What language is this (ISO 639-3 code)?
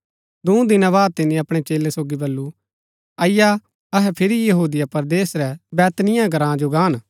gbk